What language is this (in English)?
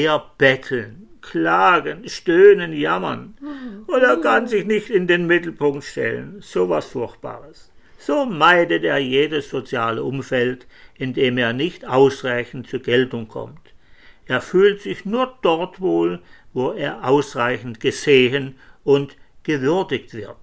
German